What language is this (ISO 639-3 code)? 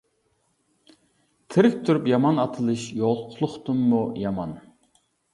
uig